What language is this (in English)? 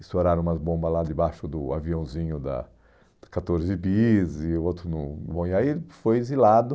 Portuguese